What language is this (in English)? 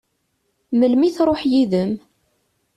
Kabyle